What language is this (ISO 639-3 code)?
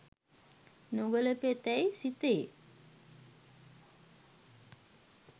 sin